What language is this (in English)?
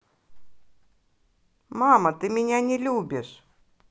Russian